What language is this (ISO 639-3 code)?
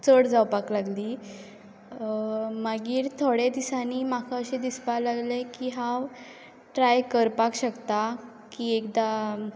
kok